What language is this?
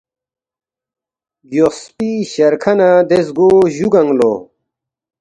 Balti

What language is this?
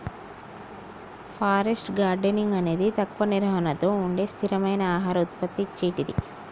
Telugu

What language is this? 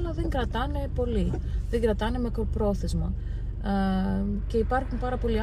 Greek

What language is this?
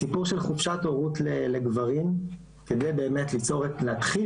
Hebrew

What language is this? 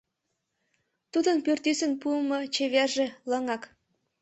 Mari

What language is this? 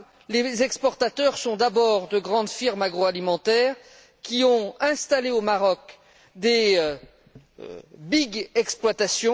French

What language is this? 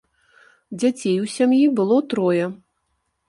Belarusian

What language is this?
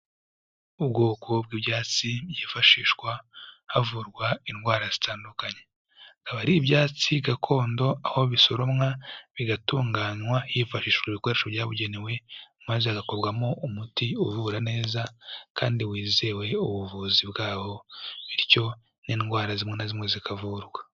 Kinyarwanda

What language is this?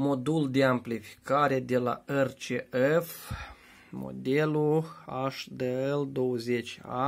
Romanian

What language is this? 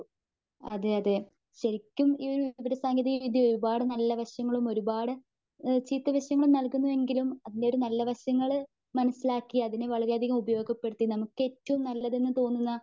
Malayalam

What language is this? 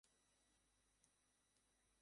Bangla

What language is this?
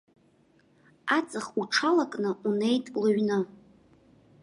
Abkhazian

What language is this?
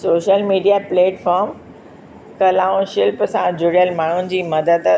Sindhi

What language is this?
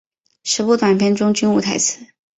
Chinese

